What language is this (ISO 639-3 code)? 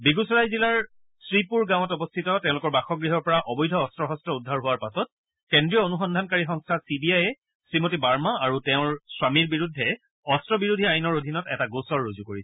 asm